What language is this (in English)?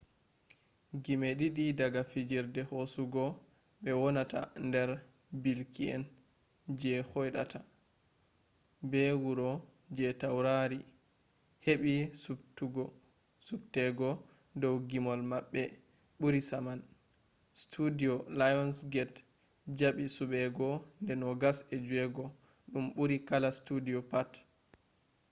Fula